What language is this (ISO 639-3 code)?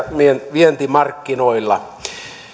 fin